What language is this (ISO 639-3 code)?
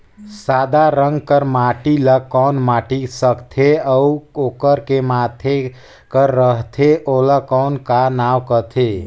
hne